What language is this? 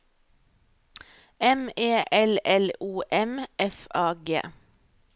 Norwegian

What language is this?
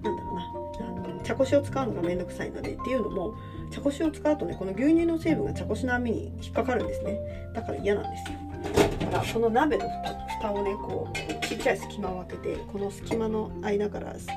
Japanese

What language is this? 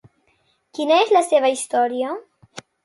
Catalan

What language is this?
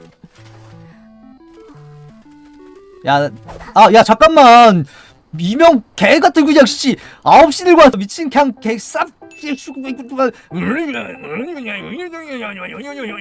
Korean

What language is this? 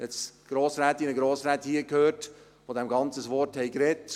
Swiss German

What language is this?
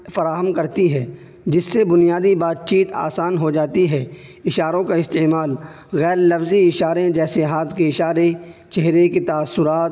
Urdu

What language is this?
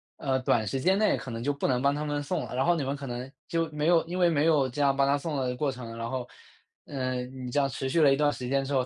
Chinese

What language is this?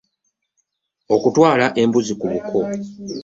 Ganda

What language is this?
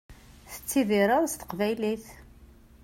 Kabyle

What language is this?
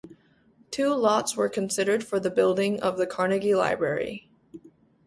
English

